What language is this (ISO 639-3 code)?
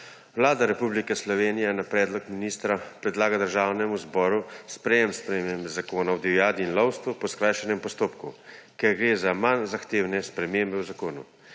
slv